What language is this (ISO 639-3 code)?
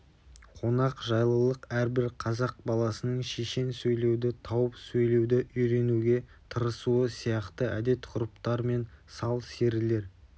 kaz